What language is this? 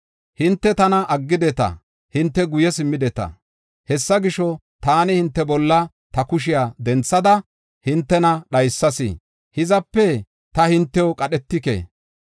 Gofa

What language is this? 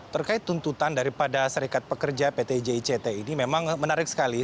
Indonesian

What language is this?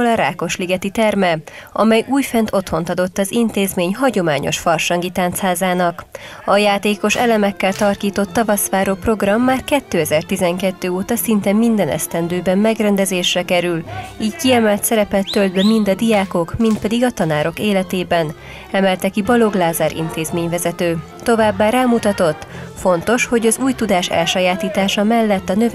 Hungarian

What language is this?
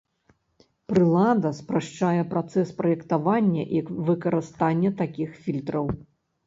Belarusian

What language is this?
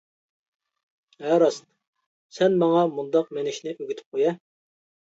Uyghur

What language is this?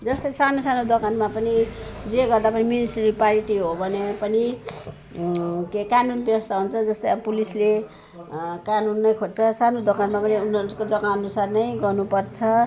Nepali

